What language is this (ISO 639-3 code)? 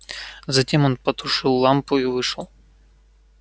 rus